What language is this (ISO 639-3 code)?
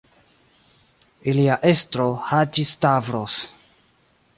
epo